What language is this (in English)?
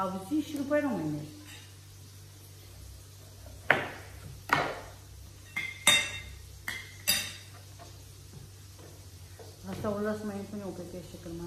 Romanian